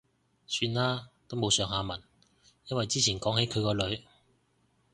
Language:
Cantonese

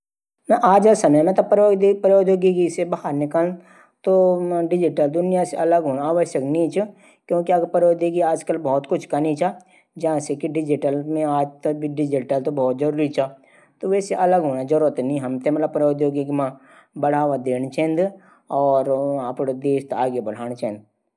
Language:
Garhwali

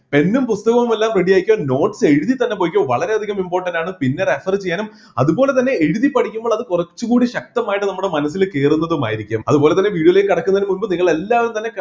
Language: Malayalam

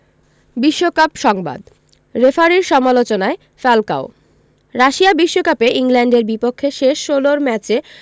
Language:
Bangla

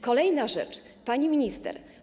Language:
Polish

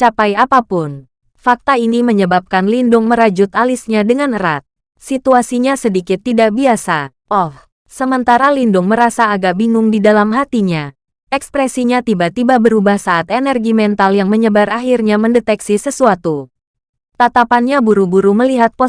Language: Indonesian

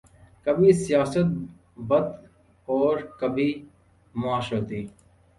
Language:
Urdu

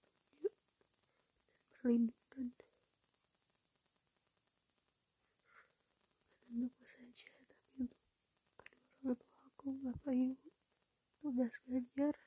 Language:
Indonesian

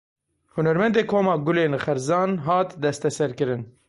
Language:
Kurdish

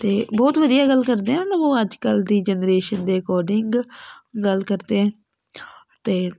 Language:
Punjabi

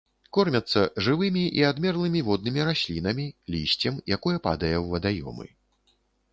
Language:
Belarusian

